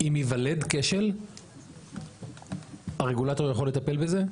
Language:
Hebrew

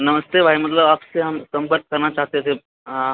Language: Maithili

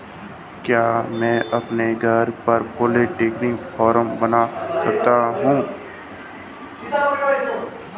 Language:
Hindi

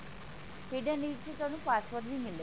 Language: Punjabi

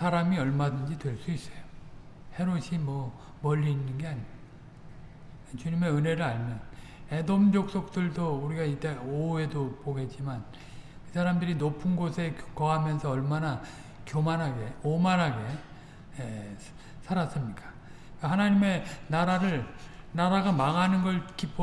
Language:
Korean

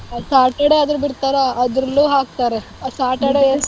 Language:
Kannada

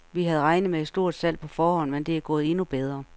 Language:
Danish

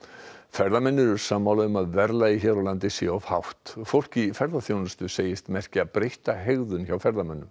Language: Icelandic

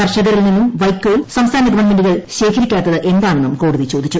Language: Malayalam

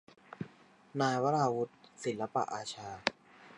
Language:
Thai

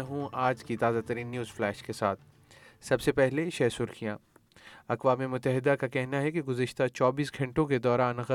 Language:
Urdu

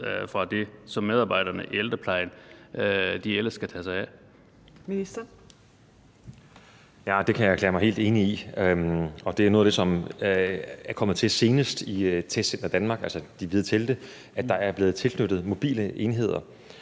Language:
Danish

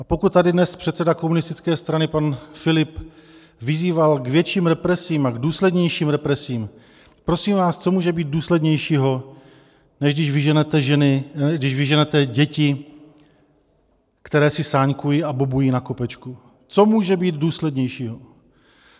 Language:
Czech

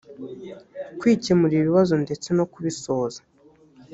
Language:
Kinyarwanda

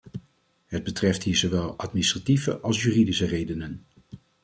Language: Dutch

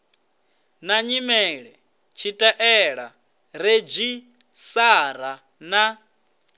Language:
Venda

